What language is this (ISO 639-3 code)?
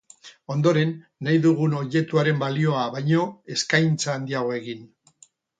eus